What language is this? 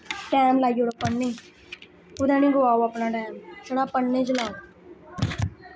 Dogri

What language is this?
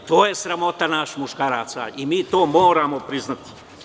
Serbian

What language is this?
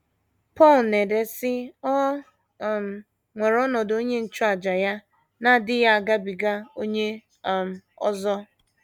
Igbo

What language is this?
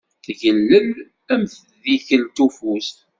Kabyle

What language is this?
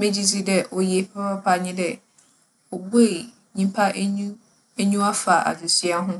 Akan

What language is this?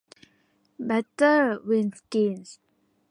Thai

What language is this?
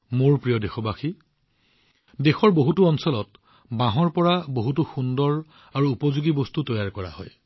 Assamese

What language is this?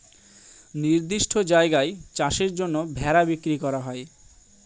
Bangla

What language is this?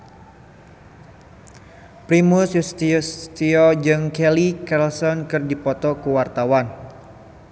Sundanese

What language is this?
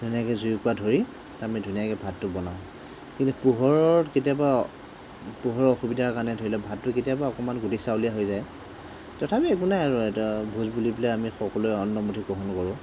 Assamese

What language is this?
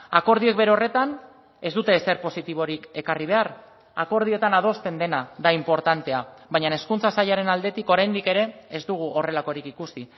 Basque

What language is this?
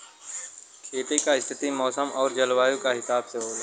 Bhojpuri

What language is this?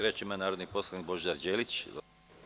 Serbian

